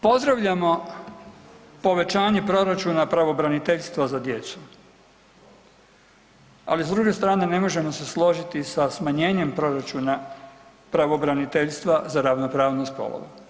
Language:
Croatian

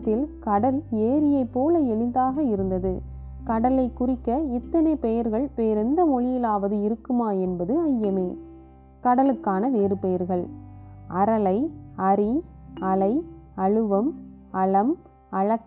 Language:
Tamil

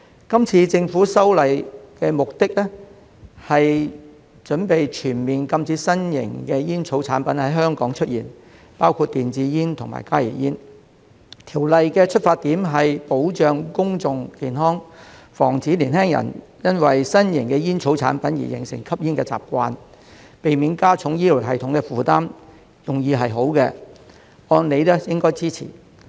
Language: Cantonese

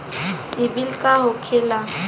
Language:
Bhojpuri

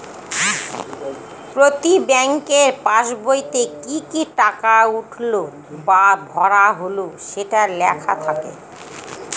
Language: Bangla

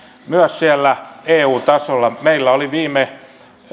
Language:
Finnish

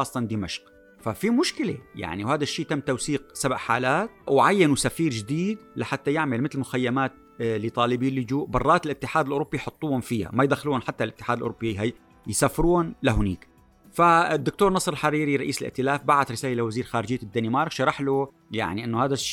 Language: Arabic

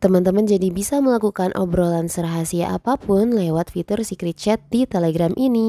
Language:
Indonesian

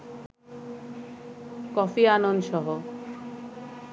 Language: Bangla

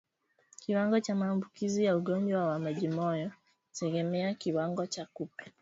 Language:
Swahili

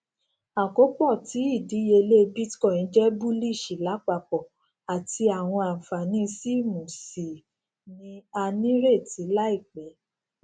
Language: Yoruba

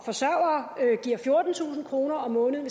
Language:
Danish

